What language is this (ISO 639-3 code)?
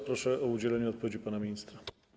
pol